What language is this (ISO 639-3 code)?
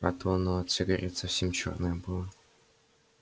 rus